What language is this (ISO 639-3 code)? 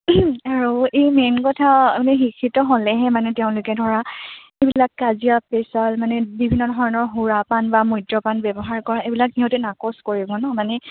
asm